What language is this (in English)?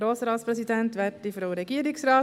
Swiss German